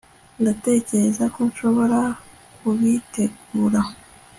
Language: Kinyarwanda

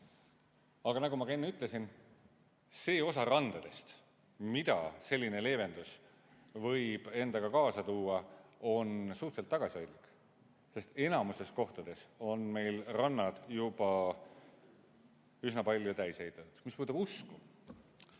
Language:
Estonian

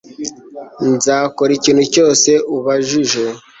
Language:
Kinyarwanda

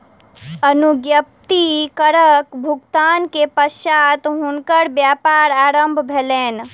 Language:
Maithili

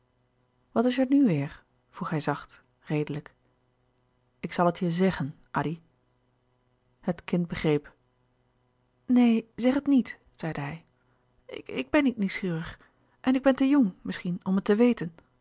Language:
Dutch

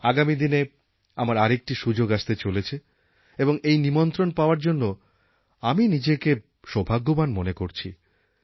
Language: Bangla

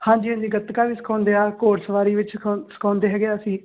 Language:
Punjabi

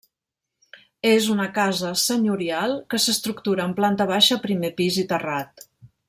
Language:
Catalan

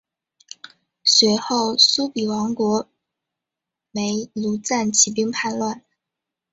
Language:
Chinese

